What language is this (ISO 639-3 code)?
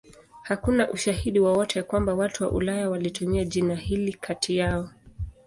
swa